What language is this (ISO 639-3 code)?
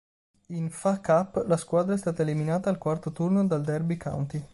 ita